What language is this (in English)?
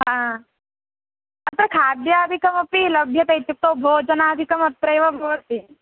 Sanskrit